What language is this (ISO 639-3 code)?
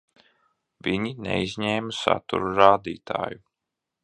lav